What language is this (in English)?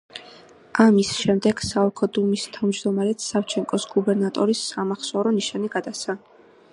Georgian